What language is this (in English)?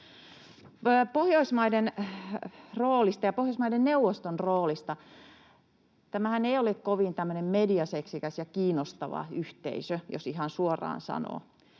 Finnish